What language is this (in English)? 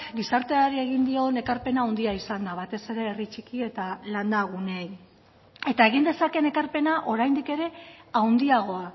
Basque